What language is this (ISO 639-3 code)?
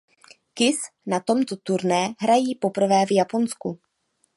ces